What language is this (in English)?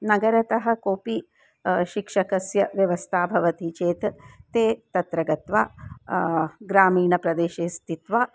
Sanskrit